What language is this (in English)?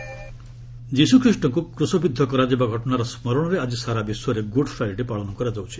Odia